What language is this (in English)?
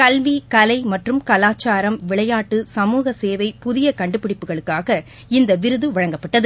Tamil